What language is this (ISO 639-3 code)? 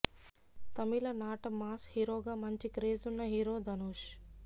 tel